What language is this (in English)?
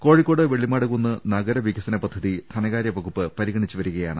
Malayalam